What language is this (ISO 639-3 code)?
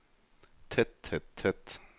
nor